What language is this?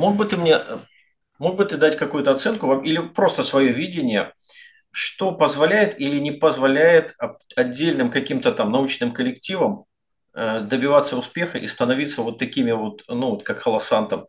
Russian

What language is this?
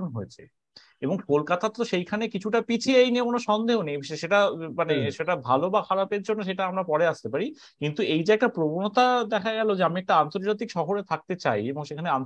Bangla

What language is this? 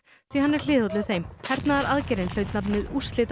Icelandic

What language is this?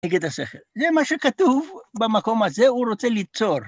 Hebrew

